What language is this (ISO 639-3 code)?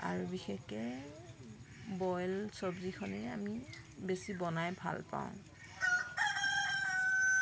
asm